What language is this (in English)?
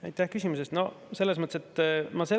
Estonian